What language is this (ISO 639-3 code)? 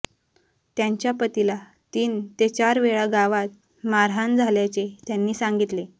mar